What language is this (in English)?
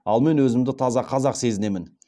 Kazakh